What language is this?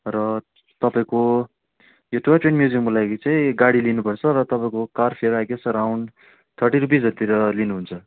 Nepali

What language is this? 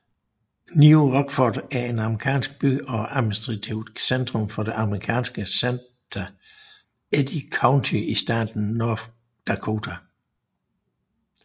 Danish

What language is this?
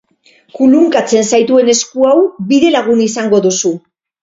Basque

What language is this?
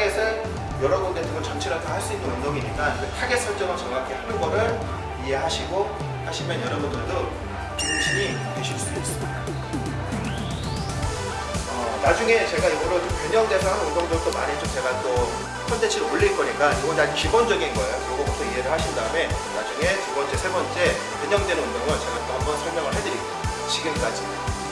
Korean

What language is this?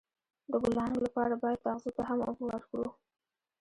Pashto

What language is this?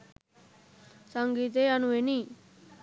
Sinhala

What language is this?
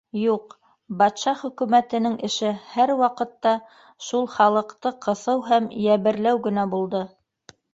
Bashkir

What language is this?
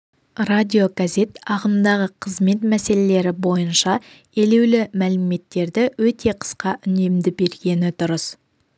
Kazakh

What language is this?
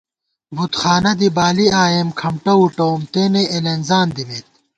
Gawar-Bati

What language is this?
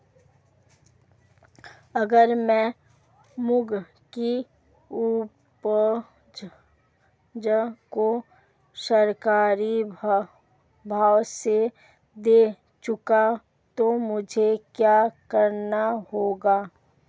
Hindi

